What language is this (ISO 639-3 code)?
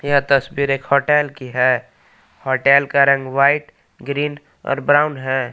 hin